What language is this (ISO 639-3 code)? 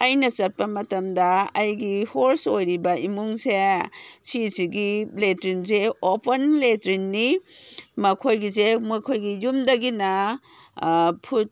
mni